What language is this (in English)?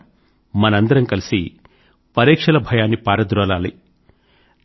Telugu